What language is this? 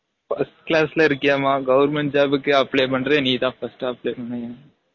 Tamil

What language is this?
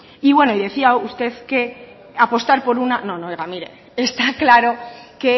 Spanish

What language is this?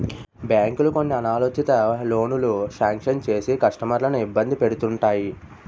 Telugu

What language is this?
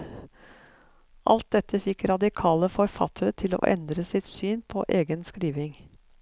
Norwegian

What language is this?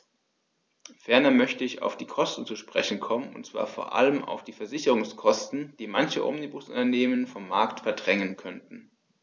German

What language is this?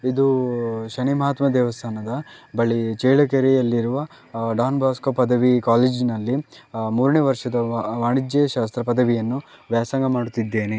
Kannada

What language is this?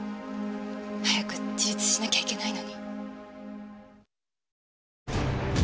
Japanese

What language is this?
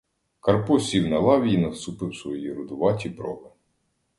Ukrainian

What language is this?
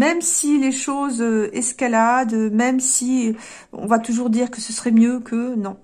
French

